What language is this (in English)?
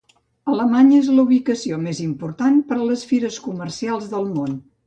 Catalan